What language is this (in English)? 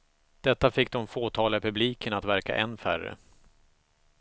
Swedish